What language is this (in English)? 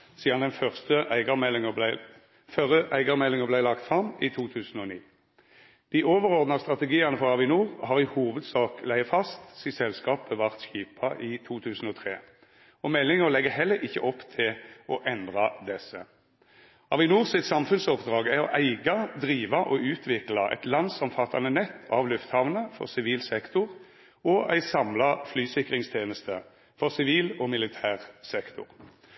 Norwegian Nynorsk